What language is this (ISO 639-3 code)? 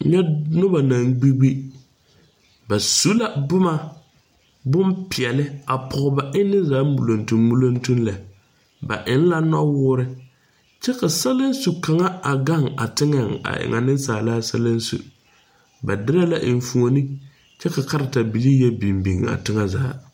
dga